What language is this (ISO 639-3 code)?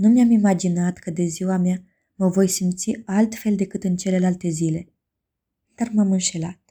ron